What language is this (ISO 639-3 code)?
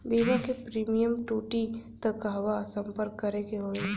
bho